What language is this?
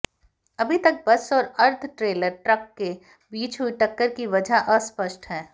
Hindi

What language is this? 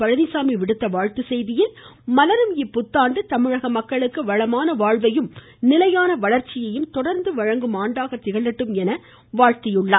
Tamil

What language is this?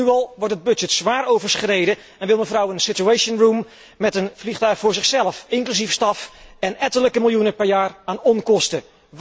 Dutch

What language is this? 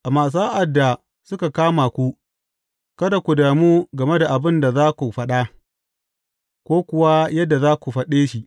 Hausa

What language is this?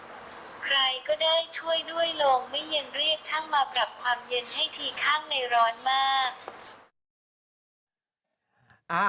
Thai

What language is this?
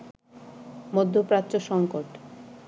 Bangla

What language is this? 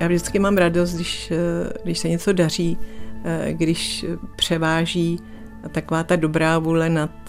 Czech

